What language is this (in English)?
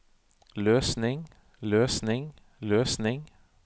Norwegian